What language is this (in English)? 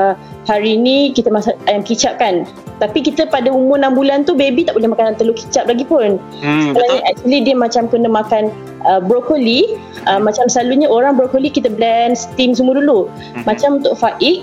Malay